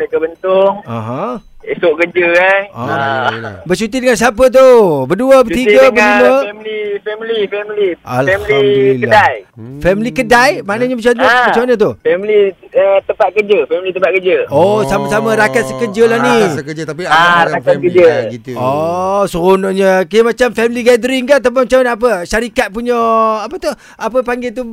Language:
Malay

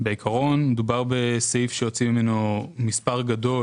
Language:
Hebrew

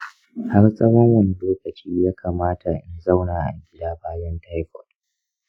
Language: Hausa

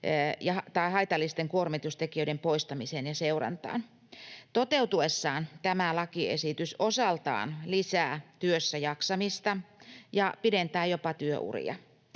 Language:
Finnish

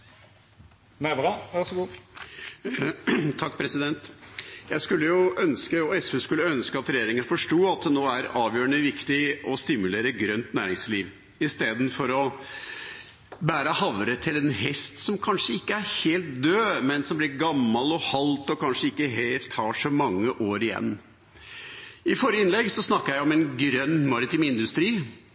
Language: Norwegian Bokmål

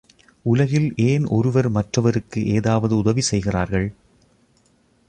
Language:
Tamil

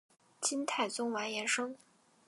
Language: Chinese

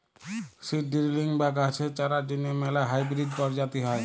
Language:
Bangla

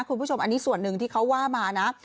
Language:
Thai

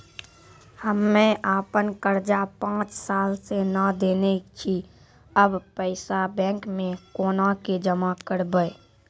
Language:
Maithili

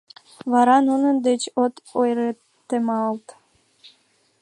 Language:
Mari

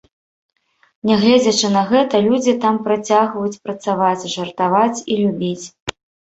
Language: Belarusian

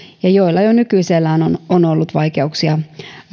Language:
Finnish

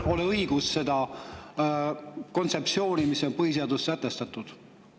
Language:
Estonian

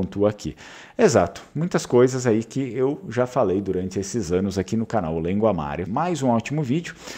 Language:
Portuguese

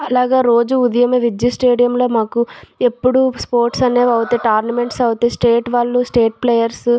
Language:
Telugu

